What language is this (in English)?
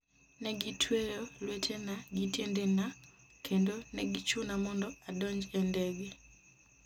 Luo (Kenya and Tanzania)